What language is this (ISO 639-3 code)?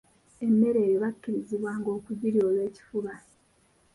lug